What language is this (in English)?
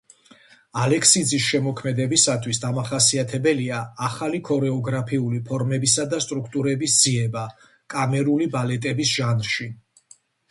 Georgian